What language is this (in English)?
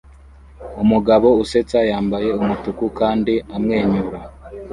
Kinyarwanda